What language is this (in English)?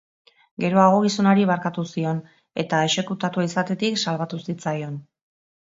Basque